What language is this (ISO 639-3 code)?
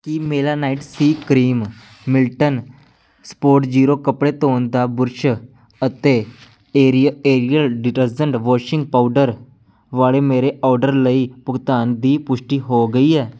pan